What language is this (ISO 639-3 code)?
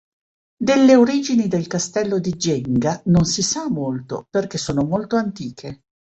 ita